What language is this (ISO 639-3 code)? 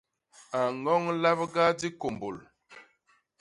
bas